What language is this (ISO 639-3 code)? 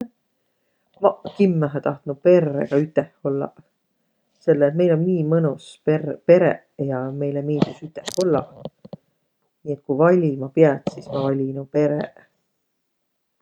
vro